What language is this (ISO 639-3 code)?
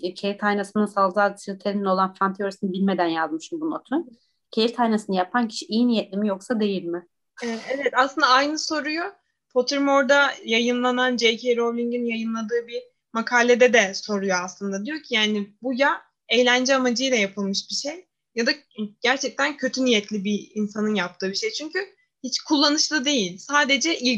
tur